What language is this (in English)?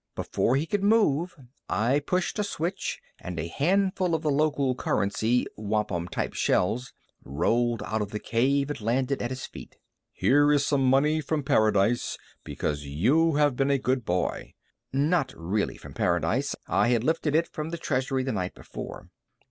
English